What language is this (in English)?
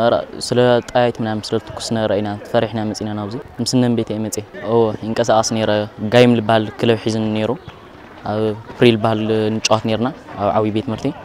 Arabic